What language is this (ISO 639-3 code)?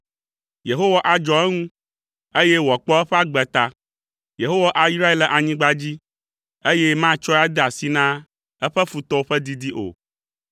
ewe